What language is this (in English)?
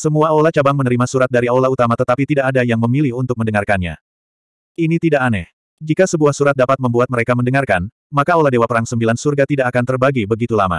Indonesian